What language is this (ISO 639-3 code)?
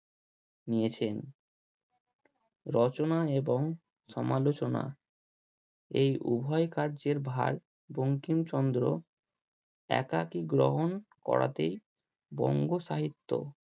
ben